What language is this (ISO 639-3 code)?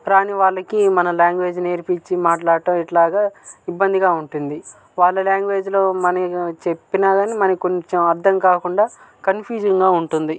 tel